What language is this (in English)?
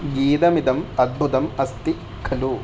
Sanskrit